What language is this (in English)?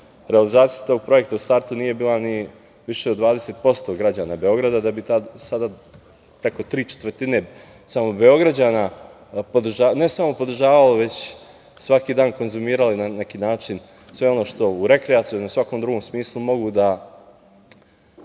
Serbian